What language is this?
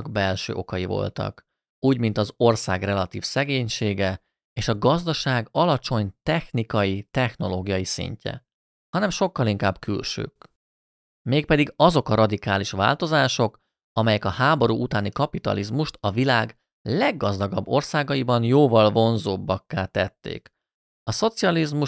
Hungarian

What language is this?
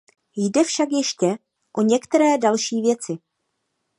Czech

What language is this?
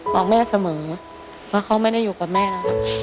Thai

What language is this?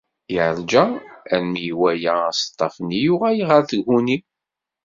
Kabyle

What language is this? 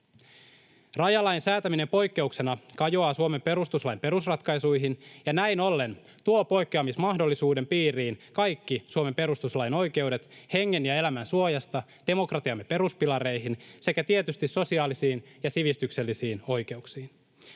Finnish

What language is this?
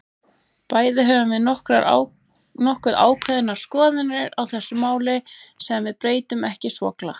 Icelandic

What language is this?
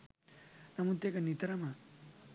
Sinhala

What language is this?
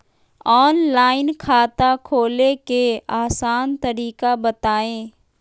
Magahi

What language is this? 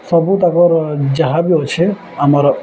Odia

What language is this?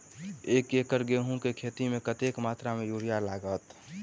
Maithili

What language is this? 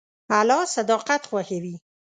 Pashto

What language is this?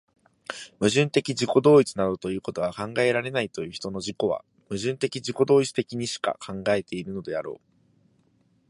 Japanese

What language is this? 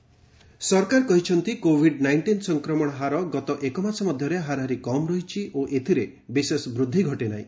Odia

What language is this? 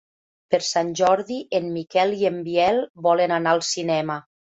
Catalan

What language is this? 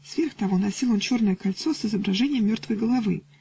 Russian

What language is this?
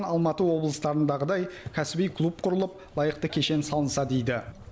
Kazakh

